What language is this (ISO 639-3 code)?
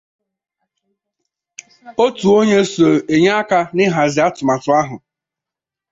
ibo